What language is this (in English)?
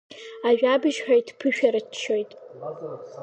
Abkhazian